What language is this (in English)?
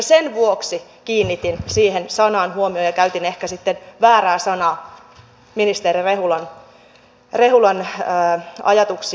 Finnish